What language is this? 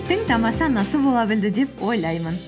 Kazakh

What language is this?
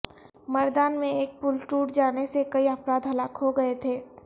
Urdu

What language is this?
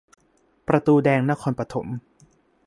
Thai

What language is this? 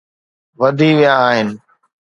Sindhi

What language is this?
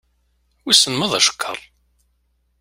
Kabyle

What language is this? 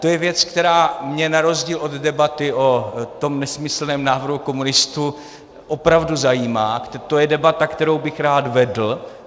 Czech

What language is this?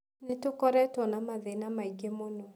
Kikuyu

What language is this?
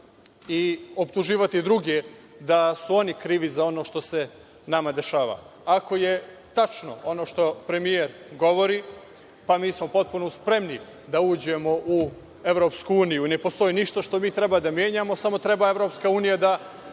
Serbian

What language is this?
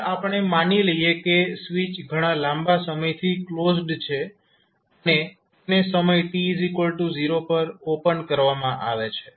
Gujarati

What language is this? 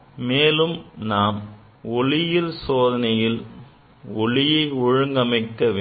Tamil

